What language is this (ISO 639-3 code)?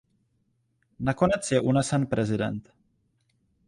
ces